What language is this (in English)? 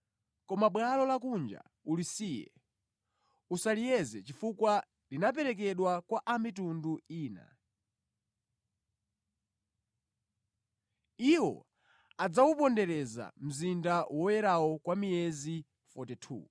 Nyanja